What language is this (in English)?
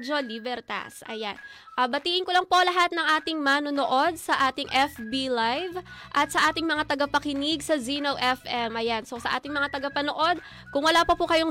Filipino